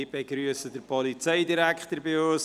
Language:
Swiss German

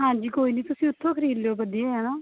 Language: Punjabi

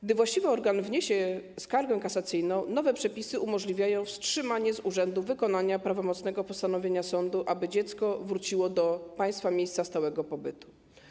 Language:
Polish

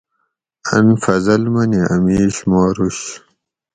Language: Gawri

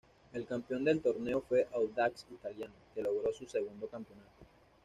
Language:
Spanish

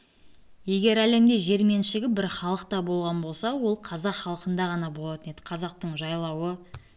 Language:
Kazakh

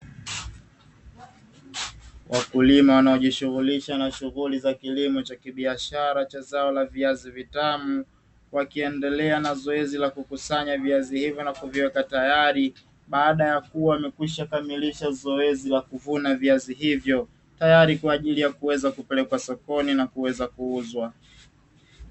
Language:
Swahili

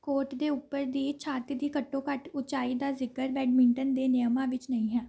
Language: Punjabi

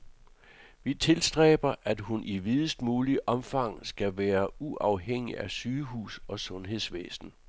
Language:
Danish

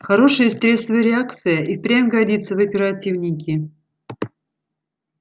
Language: Russian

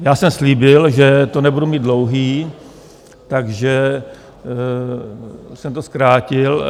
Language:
Czech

